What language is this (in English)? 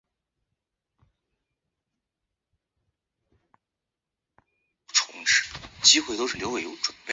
Chinese